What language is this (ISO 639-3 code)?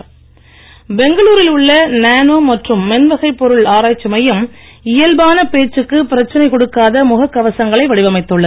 tam